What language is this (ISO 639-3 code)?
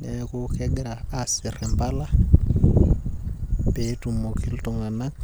mas